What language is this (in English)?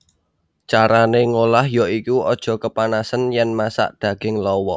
Javanese